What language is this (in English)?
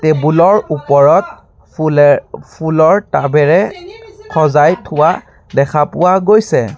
Assamese